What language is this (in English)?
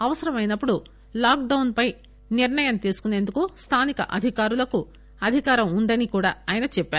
Telugu